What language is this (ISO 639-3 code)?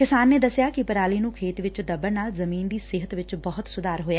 pan